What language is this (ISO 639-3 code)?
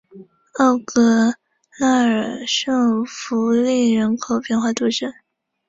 zho